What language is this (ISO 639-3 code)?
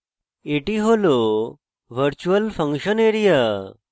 ben